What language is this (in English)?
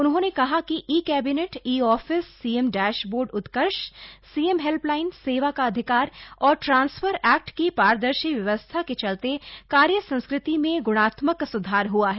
Hindi